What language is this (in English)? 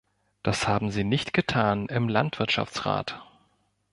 German